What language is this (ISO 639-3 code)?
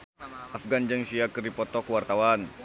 sun